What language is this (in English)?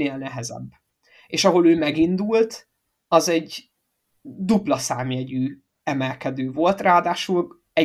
Hungarian